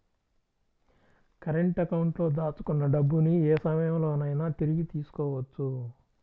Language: Telugu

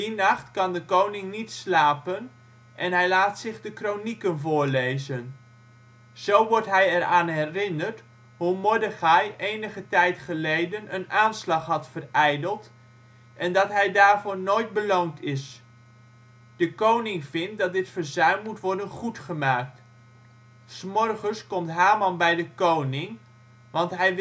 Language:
Dutch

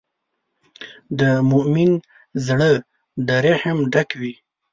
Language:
Pashto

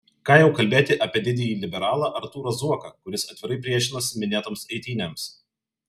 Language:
Lithuanian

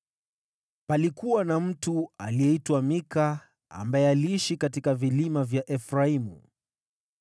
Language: Swahili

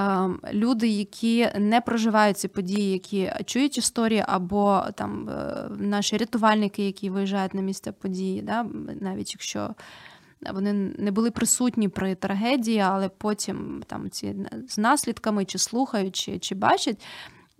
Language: Ukrainian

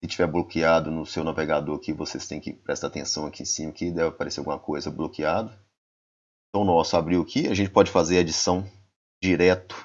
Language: Portuguese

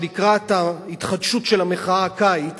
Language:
Hebrew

